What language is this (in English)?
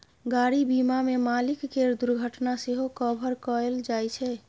Maithili